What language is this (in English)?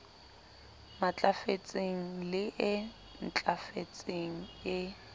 Southern Sotho